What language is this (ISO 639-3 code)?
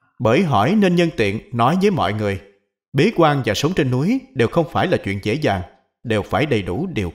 vie